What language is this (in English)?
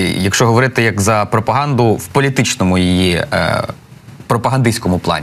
Ukrainian